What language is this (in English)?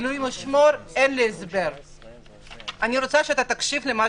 Hebrew